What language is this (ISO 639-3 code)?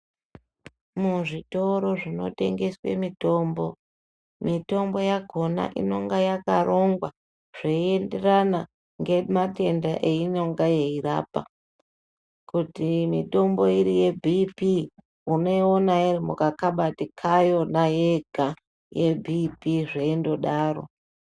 ndc